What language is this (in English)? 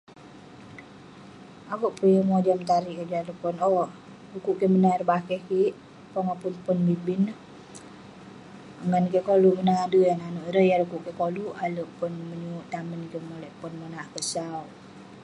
Western Penan